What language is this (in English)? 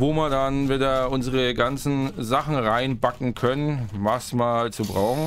German